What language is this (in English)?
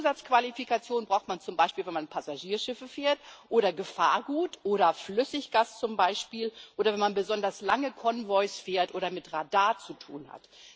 German